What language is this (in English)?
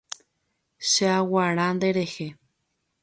Guarani